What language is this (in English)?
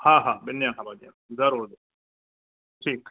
Sindhi